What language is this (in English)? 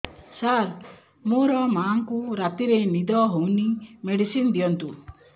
Odia